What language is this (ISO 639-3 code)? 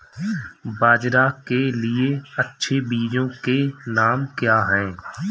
hin